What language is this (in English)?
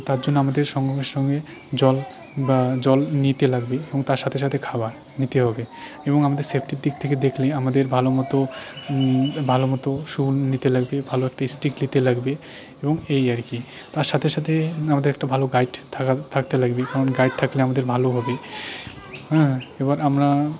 Bangla